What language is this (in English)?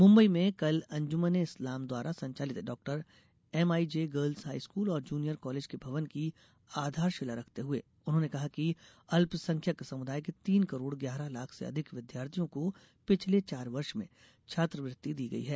Hindi